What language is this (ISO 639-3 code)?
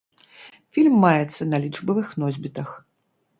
bel